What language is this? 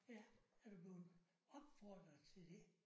Danish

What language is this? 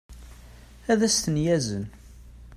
Kabyle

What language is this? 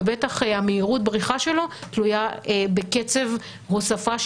Hebrew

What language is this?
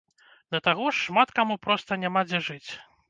Belarusian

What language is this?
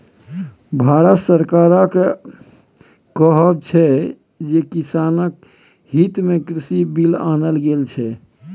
Maithili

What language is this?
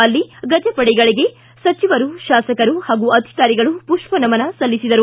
Kannada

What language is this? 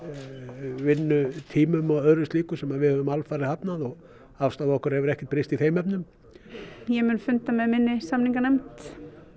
Icelandic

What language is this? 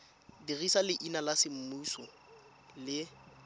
Tswana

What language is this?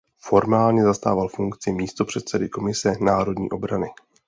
Czech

